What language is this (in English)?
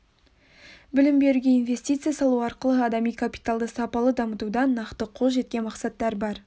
Kazakh